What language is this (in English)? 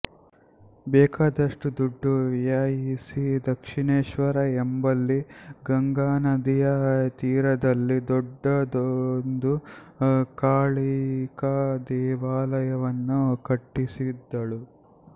Kannada